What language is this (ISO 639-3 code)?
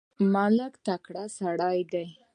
pus